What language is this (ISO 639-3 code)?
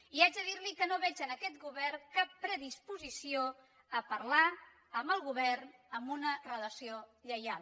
cat